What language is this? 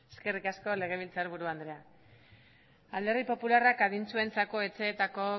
Basque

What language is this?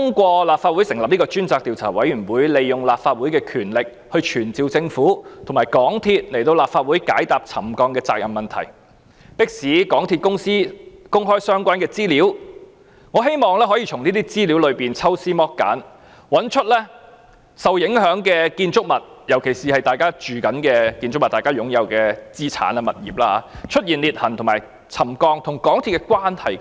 Cantonese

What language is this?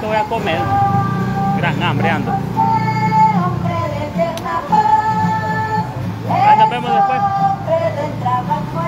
Spanish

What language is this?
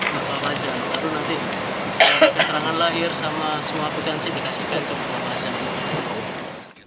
Indonesian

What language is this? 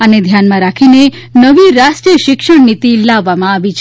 Gujarati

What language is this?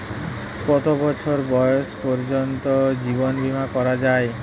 Bangla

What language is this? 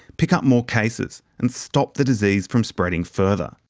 English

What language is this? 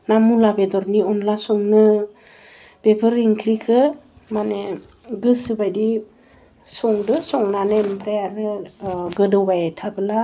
Bodo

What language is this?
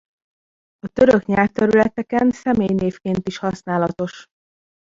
Hungarian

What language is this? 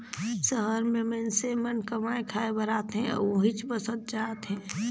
Chhattisgarhi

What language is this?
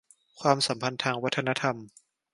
Thai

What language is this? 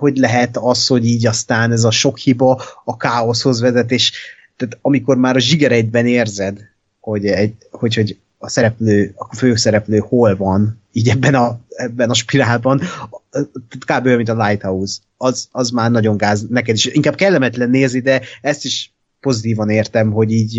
Hungarian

